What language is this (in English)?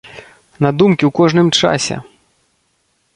Belarusian